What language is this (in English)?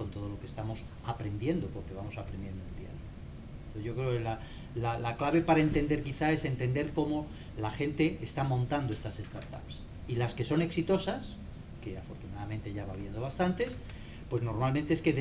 Spanish